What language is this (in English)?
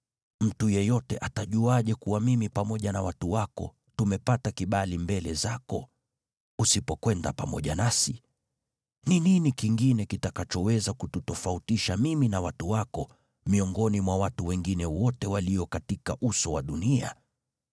Swahili